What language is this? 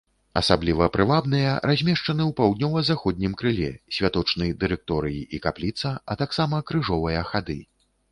Belarusian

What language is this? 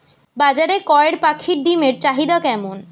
Bangla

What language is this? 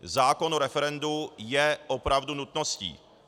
Czech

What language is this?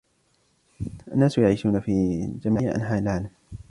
Arabic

